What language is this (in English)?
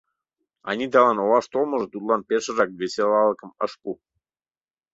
Mari